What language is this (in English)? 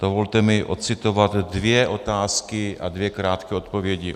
Czech